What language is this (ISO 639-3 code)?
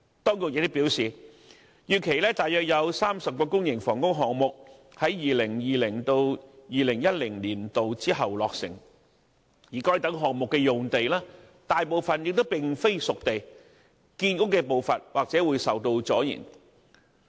yue